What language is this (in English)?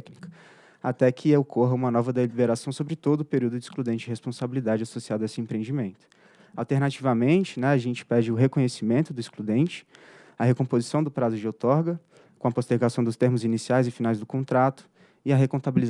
Portuguese